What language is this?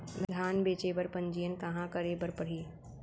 Chhattisgarhi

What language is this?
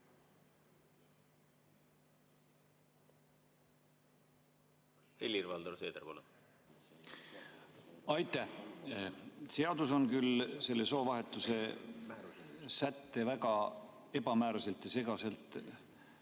Estonian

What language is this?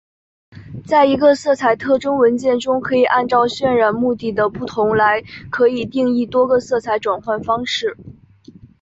Chinese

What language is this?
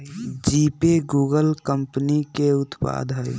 Magahi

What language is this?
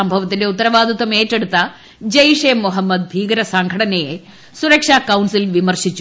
Malayalam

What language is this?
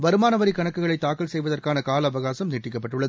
Tamil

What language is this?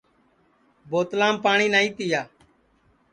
Sansi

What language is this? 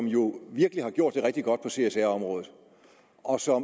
Danish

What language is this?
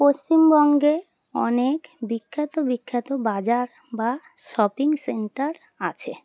Bangla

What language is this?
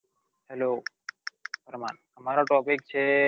Gujarati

